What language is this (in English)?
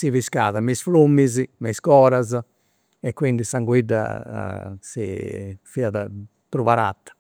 Campidanese Sardinian